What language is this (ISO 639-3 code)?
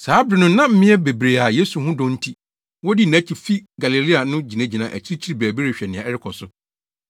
aka